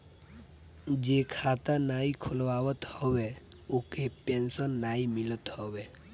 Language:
Bhojpuri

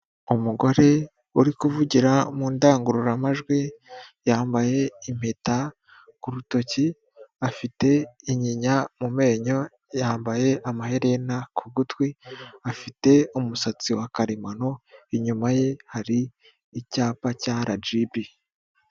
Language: Kinyarwanda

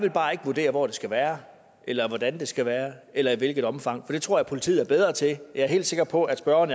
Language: Danish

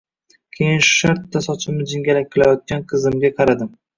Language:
Uzbek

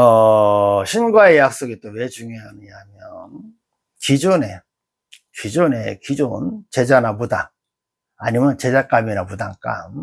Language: Korean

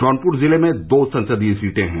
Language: Hindi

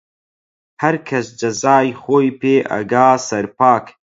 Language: Central Kurdish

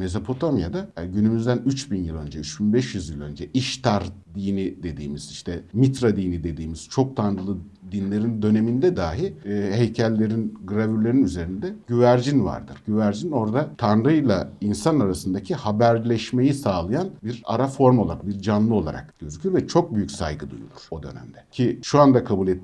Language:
Turkish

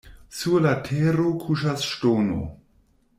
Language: Esperanto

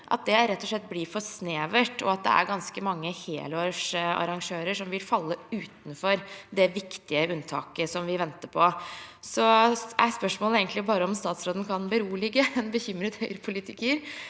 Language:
Norwegian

